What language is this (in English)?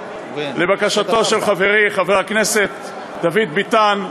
Hebrew